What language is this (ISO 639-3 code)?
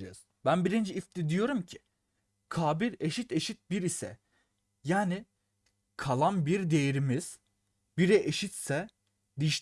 tur